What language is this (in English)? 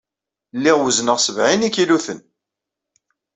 Kabyle